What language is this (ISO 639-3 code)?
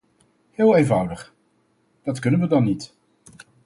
nld